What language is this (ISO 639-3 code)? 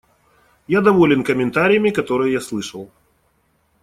rus